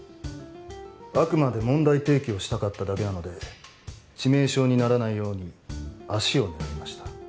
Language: Japanese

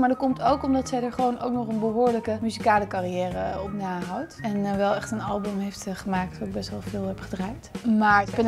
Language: Dutch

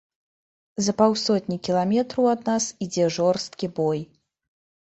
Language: Belarusian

